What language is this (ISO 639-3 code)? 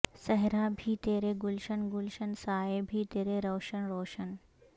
urd